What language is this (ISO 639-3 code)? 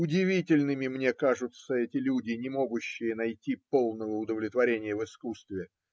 rus